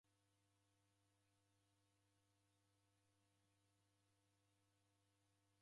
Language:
Taita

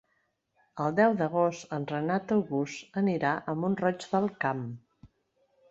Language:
Catalan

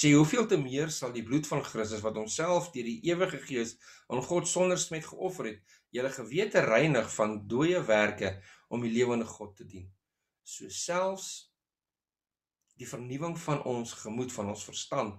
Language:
Dutch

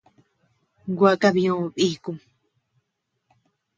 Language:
Tepeuxila Cuicatec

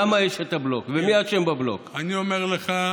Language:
Hebrew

